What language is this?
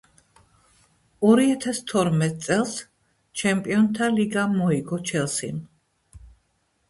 Georgian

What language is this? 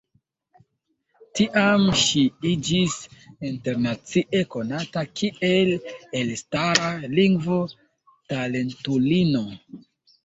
Esperanto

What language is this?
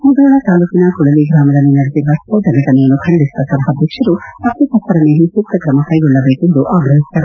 Kannada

